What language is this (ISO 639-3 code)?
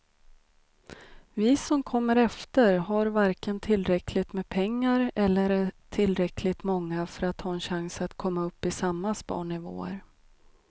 swe